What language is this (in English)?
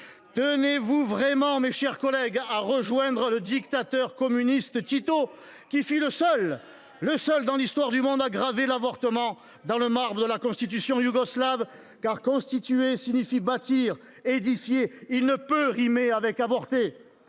French